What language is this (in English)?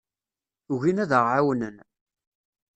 Kabyle